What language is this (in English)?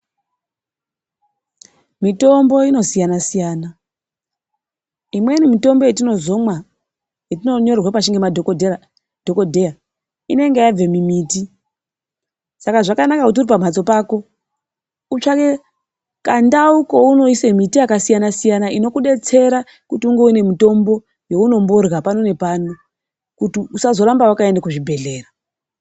Ndau